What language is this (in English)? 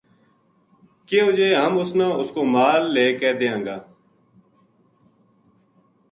Gujari